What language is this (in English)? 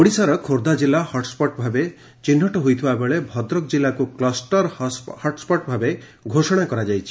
Odia